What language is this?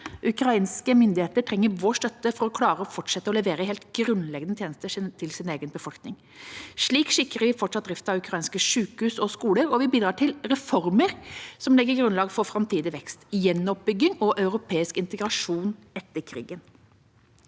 Norwegian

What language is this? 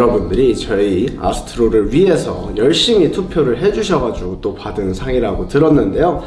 Korean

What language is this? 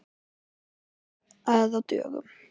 Icelandic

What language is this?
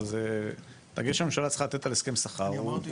Hebrew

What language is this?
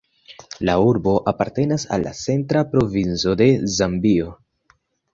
Esperanto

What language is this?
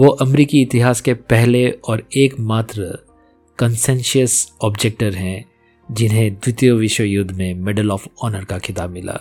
Hindi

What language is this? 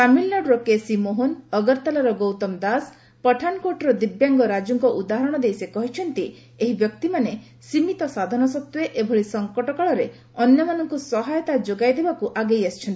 Odia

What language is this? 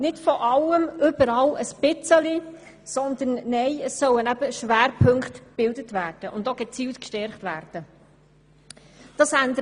Swiss German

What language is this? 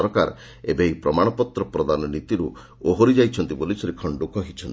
Odia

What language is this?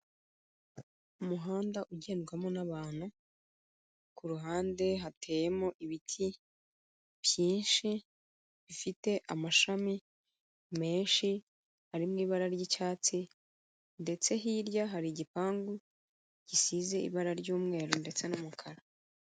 Kinyarwanda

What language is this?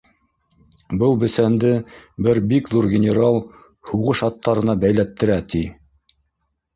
Bashkir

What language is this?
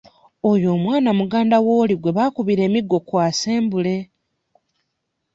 Ganda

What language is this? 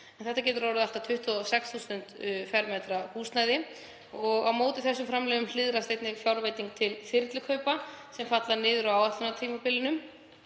Icelandic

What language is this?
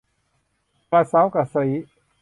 Thai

